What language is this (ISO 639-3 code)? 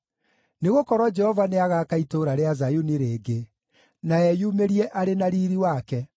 kik